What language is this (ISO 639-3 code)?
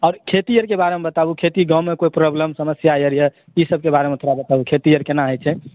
mai